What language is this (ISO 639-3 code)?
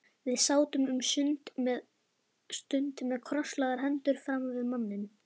isl